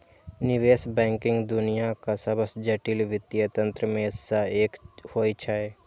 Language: Maithili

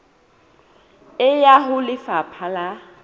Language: Southern Sotho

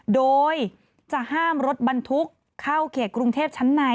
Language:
Thai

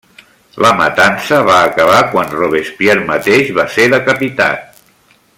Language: Catalan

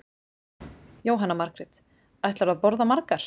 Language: Icelandic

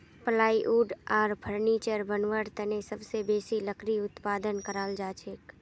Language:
Magahi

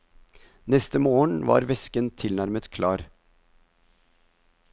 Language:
Norwegian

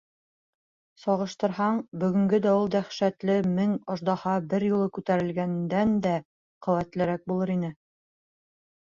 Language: Bashkir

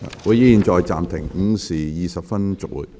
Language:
Cantonese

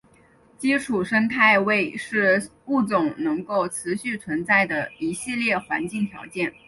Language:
Chinese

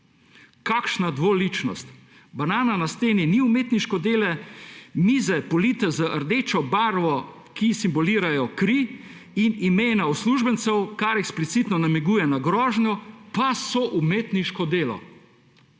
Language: Slovenian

